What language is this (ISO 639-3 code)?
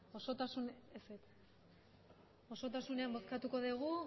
eus